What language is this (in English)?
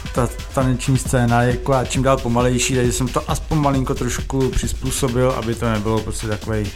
Czech